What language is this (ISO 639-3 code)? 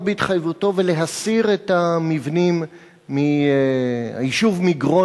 heb